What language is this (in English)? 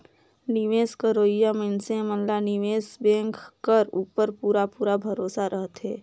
Chhattisgarhi